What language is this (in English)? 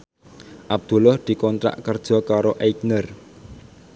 Javanese